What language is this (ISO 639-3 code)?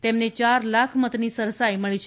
guj